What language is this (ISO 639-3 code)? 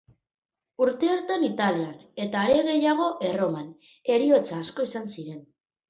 eus